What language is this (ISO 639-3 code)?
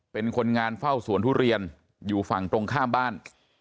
tha